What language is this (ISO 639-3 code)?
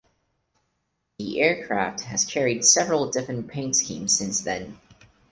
eng